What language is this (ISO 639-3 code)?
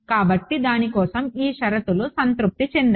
tel